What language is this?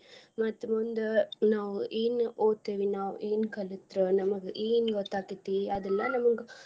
Kannada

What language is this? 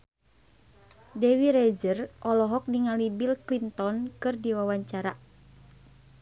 Sundanese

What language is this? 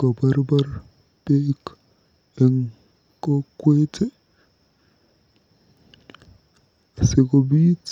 Kalenjin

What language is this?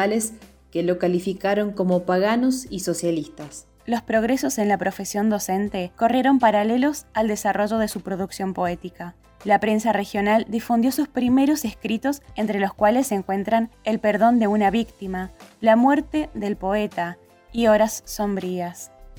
Spanish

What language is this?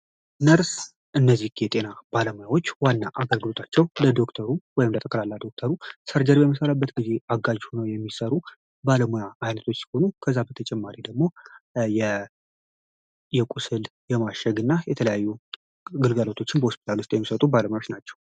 Amharic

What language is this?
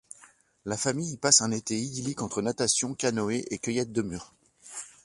French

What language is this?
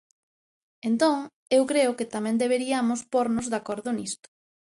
Galician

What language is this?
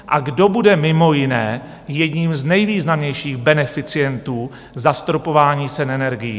Czech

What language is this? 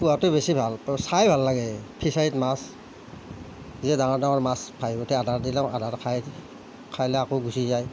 Assamese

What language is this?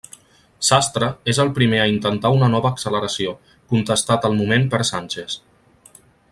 Catalan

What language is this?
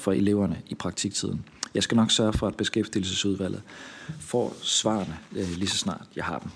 Danish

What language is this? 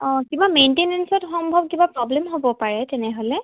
Assamese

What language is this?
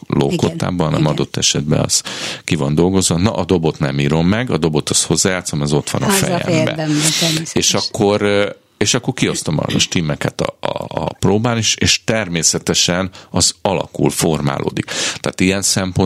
Hungarian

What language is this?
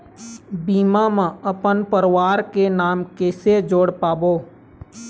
Chhattisgarhi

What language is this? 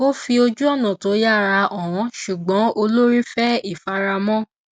Yoruba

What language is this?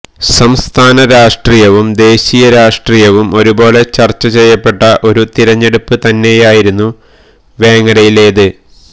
Malayalam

